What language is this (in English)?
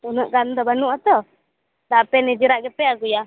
Santali